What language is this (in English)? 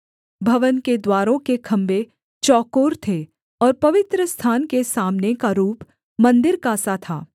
Hindi